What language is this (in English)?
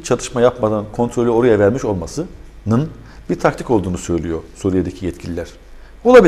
Turkish